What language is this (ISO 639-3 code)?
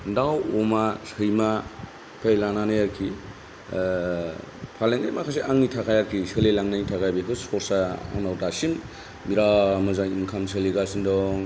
brx